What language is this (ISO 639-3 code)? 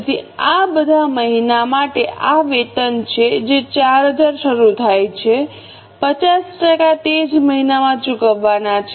guj